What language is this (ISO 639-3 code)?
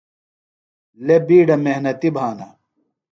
phl